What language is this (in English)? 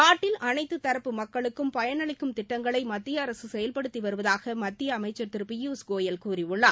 Tamil